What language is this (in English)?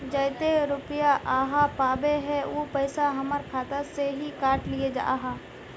Magahi